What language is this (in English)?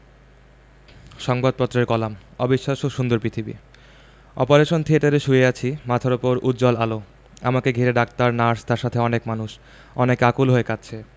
Bangla